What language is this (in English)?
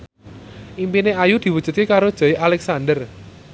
Javanese